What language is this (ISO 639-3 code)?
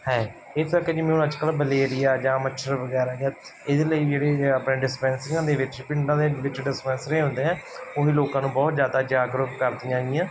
pan